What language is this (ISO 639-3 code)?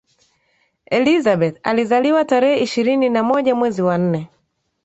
swa